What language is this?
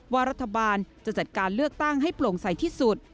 Thai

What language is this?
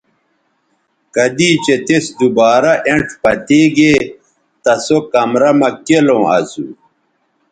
Bateri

